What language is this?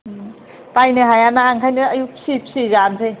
Bodo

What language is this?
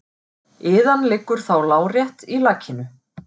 Icelandic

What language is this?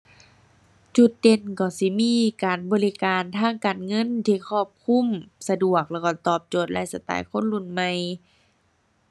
Thai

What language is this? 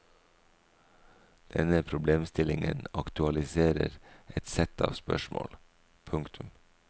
Norwegian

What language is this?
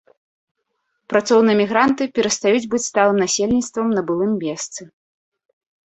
Belarusian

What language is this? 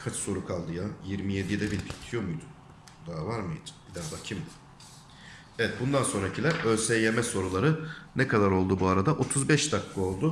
Turkish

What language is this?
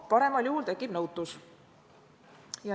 Estonian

